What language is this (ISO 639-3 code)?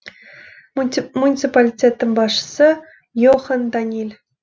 kaz